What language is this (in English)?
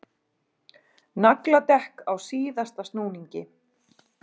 Icelandic